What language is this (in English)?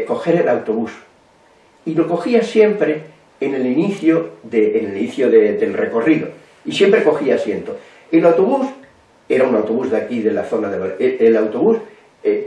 Spanish